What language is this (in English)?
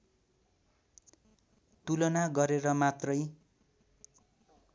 Nepali